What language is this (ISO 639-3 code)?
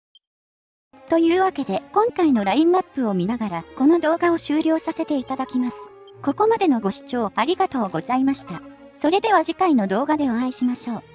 jpn